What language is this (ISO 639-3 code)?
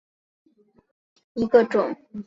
zho